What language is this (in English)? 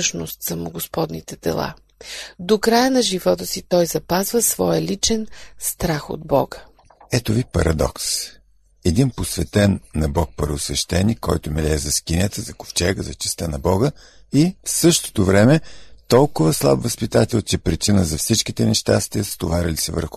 Bulgarian